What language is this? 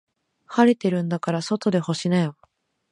Japanese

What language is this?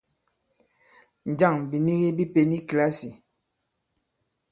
Bankon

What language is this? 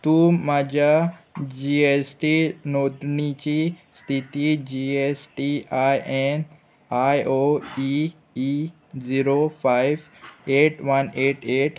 Konkani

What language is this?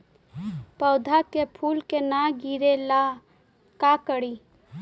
Magahi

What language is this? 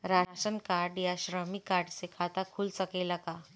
Bhojpuri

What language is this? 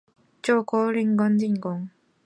Chinese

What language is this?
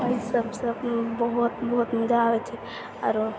Maithili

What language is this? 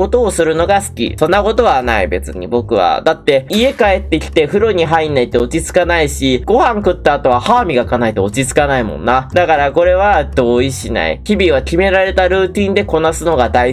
Japanese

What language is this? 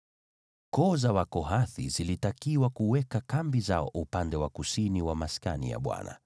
Swahili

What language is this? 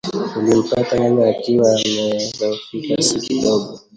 Swahili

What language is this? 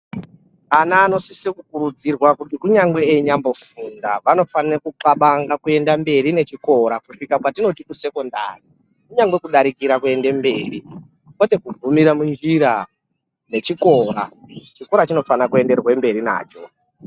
Ndau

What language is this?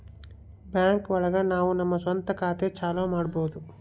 Kannada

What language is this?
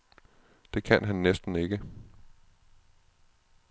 Danish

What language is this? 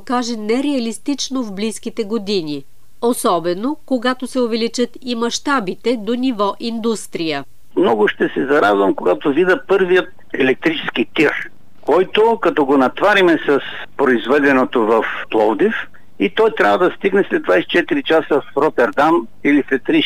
Bulgarian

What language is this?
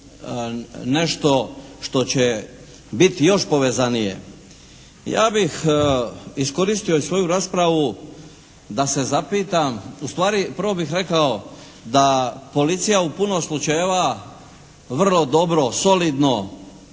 Croatian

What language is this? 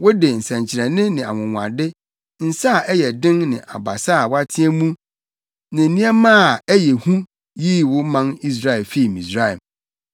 Akan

